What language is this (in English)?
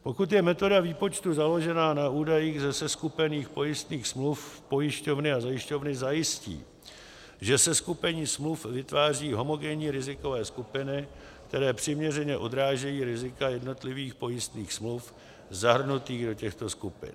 Czech